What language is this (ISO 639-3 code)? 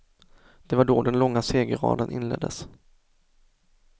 swe